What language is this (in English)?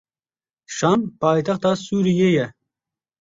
Kurdish